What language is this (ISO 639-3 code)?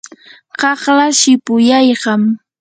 qur